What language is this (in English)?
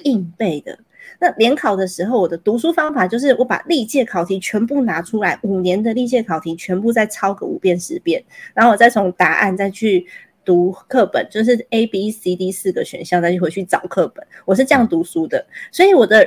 Chinese